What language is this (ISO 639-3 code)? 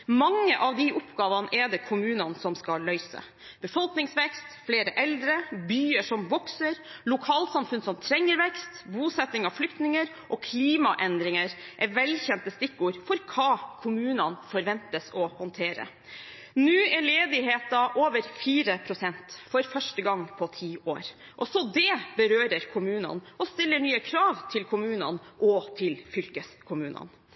nob